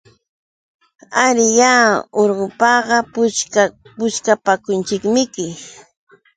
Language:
Yauyos Quechua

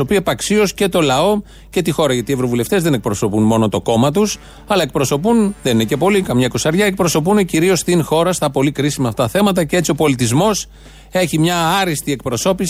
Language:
Greek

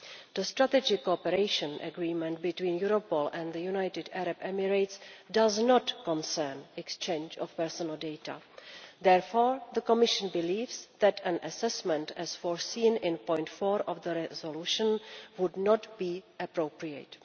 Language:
English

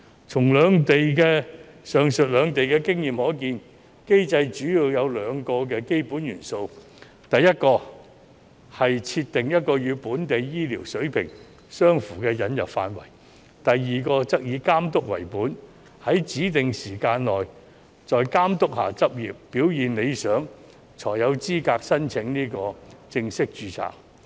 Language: Cantonese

